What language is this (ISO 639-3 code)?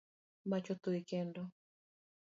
luo